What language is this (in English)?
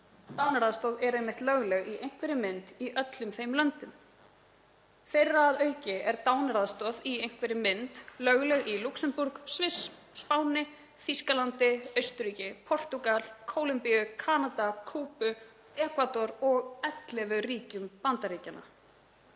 Icelandic